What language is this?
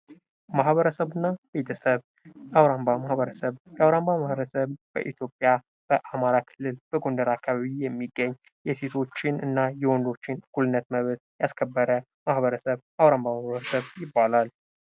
Amharic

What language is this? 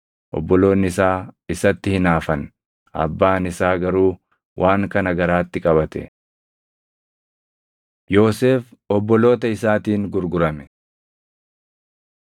Oromo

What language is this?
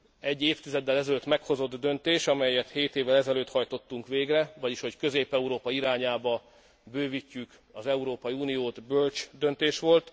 Hungarian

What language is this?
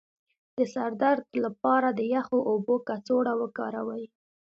Pashto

